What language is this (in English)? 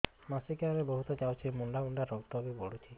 Odia